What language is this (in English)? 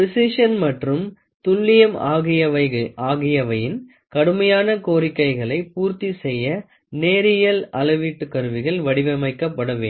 Tamil